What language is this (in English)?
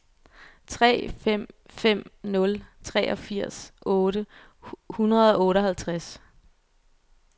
Danish